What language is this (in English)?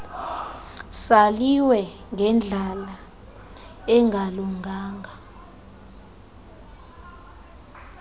Xhosa